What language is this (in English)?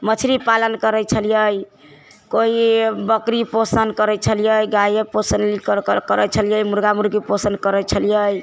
Maithili